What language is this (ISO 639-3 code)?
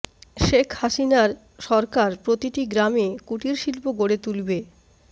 ben